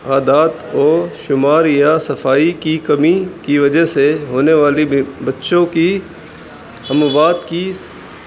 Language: Urdu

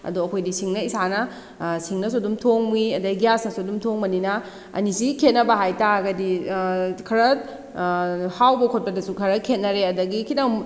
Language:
Manipuri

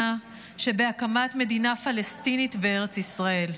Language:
Hebrew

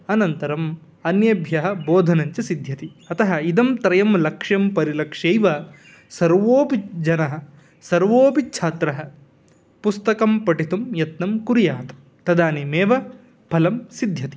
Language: Sanskrit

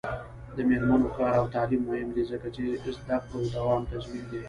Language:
Pashto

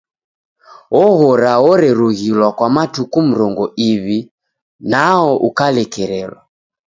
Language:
Taita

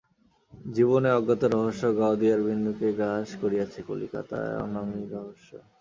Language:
Bangla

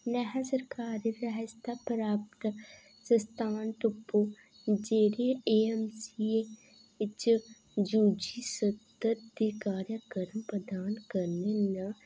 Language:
Dogri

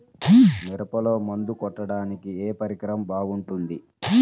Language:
Telugu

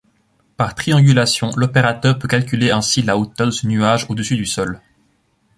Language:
French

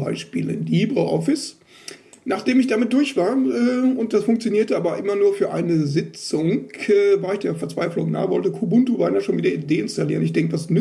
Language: German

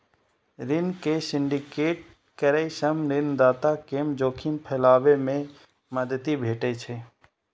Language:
Maithili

